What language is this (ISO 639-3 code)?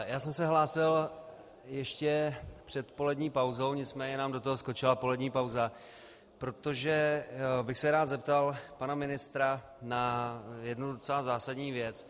ces